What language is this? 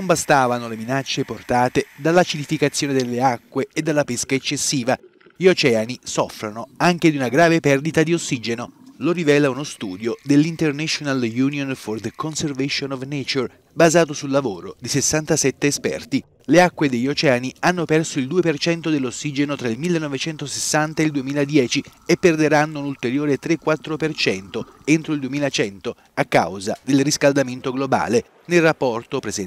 Italian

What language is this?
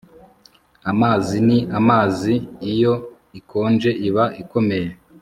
Kinyarwanda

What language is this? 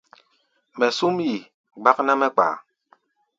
Gbaya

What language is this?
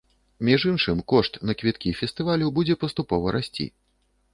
Belarusian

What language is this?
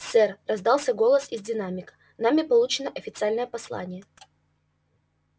Russian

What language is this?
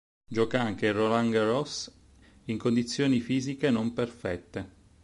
Italian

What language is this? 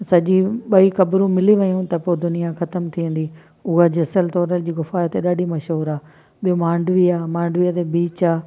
Sindhi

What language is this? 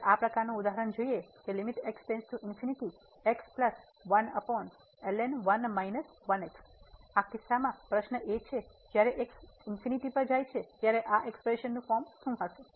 Gujarati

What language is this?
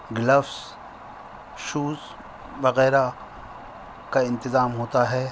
Urdu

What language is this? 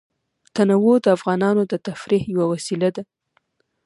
Pashto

